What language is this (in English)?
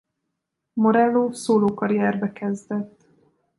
Hungarian